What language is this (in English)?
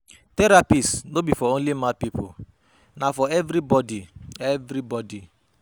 Nigerian Pidgin